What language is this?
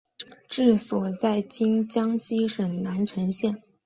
Chinese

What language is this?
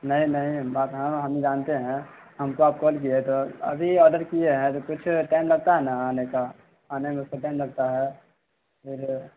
Urdu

